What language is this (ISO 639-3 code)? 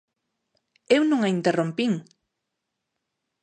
glg